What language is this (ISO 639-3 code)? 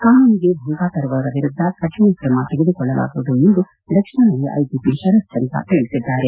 kan